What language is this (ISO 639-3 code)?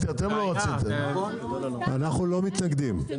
heb